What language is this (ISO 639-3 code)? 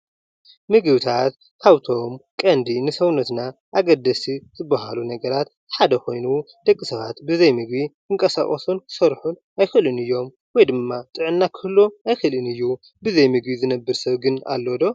tir